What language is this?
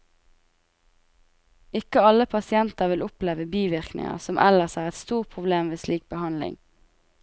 Norwegian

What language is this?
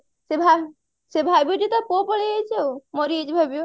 Odia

